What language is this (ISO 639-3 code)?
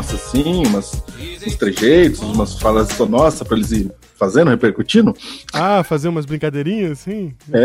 por